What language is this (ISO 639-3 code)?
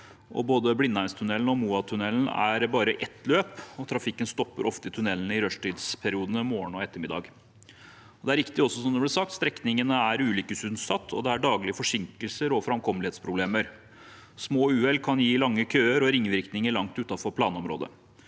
nor